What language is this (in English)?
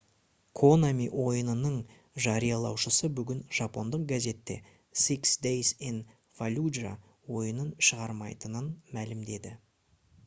Kazakh